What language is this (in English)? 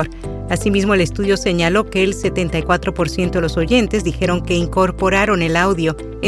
Spanish